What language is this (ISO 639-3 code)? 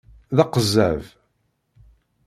kab